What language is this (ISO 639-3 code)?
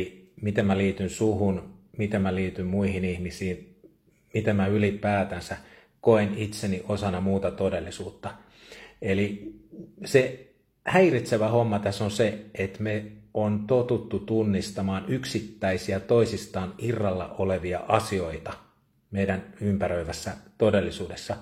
fin